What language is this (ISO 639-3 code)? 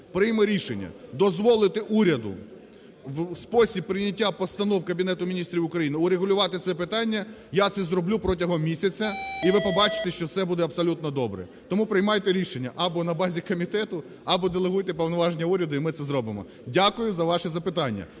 ukr